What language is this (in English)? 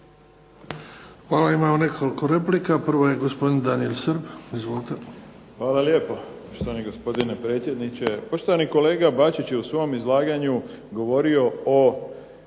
Croatian